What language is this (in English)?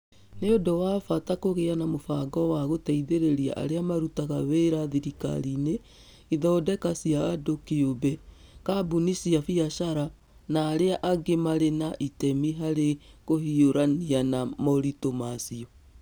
Kikuyu